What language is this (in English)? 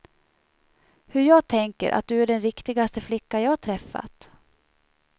Swedish